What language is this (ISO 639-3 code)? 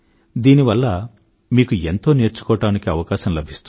tel